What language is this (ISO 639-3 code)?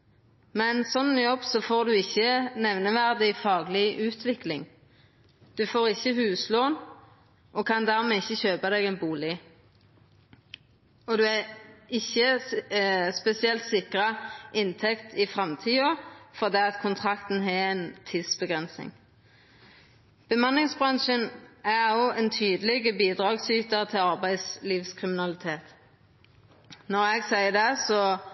nno